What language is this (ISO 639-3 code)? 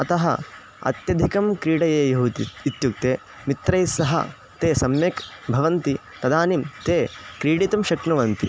san